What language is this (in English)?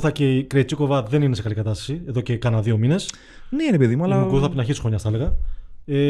Greek